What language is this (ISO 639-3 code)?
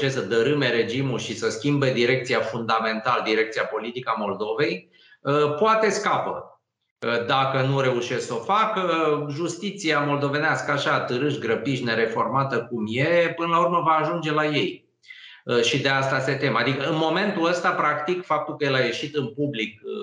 ron